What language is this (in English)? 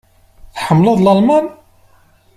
Kabyle